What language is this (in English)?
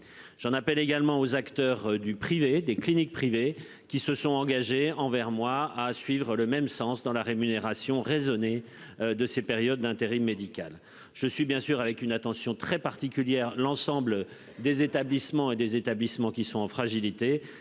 French